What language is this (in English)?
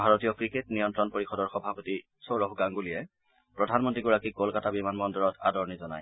Assamese